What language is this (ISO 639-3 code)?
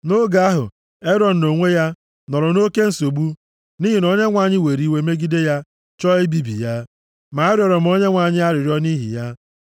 ibo